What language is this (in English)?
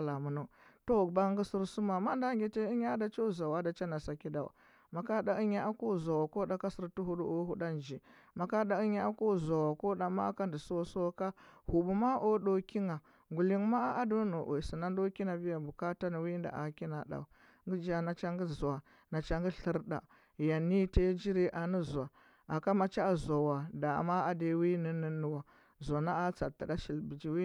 Huba